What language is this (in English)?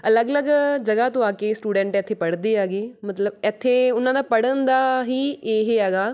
Punjabi